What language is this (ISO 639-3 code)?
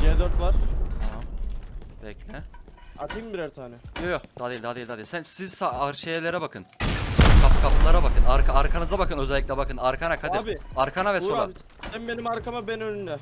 tur